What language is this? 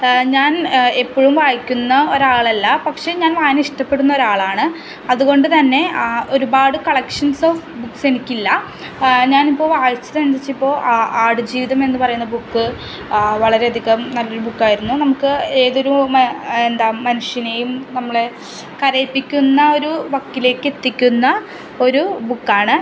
Malayalam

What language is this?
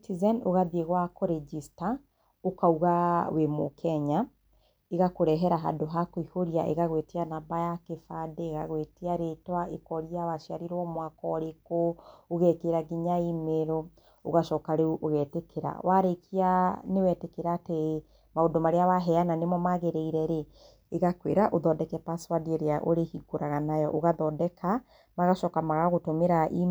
Kikuyu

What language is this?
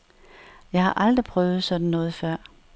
Danish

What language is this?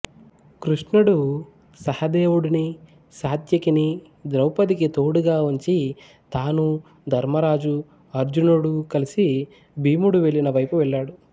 Telugu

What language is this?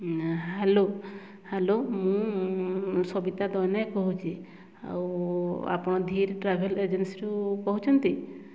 Odia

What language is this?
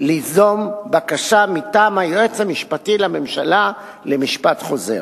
Hebrew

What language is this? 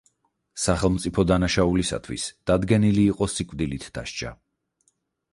Georgian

